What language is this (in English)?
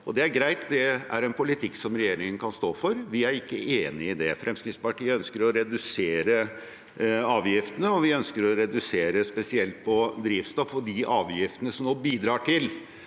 Norwegian